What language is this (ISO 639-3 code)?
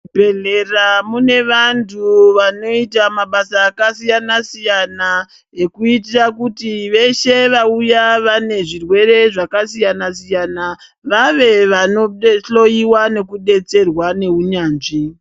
ndc